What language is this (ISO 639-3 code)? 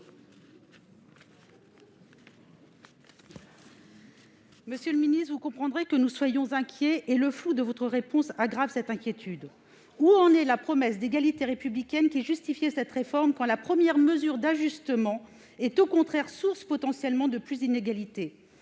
fra